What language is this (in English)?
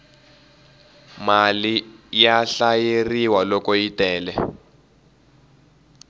Tsonga